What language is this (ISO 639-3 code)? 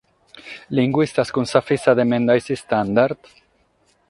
srd